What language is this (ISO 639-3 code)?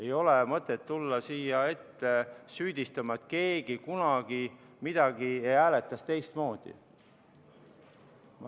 est